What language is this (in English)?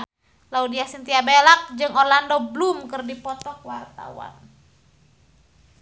Sundanese